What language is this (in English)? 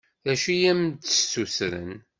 Kabyle